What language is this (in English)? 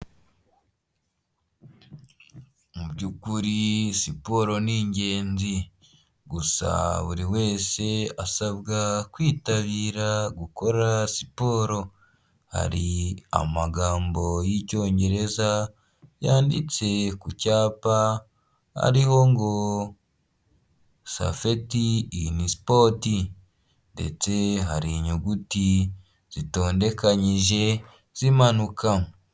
Kinyarwanda